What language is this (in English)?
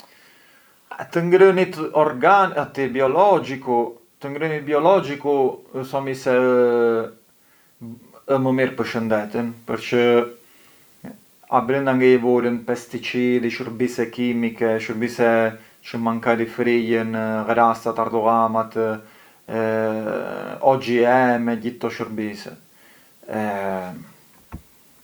Arbëreshë Albanian